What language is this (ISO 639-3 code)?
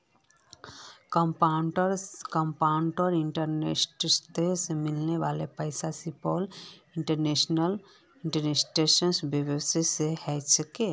mag